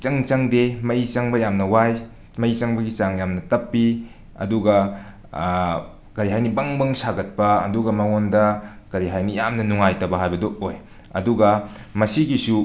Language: Manipuri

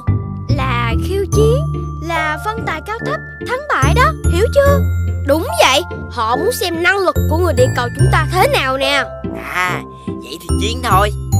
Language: Vietnamese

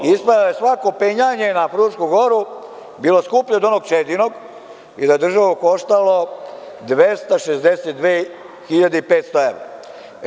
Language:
Serbian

